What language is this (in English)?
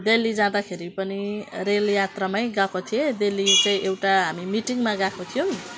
Nepali